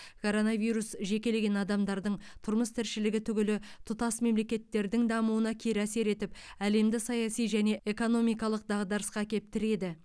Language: Kazakh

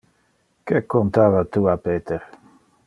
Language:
Interlingua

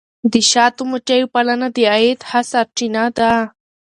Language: Pashto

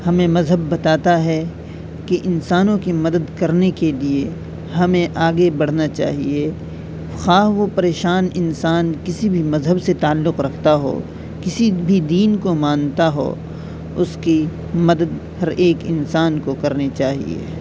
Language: Urdu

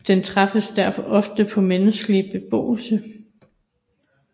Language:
Danish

